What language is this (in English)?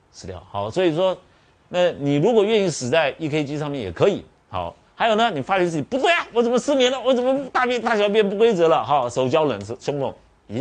Chinese